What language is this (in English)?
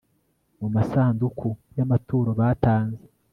Kinyarwanda